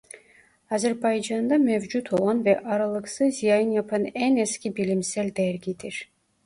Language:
Turkish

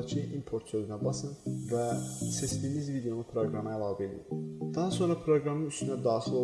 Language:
Turkish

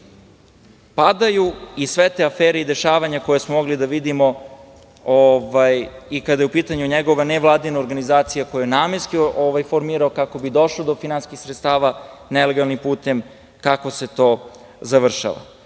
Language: Serbian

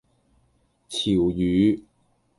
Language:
Cantonese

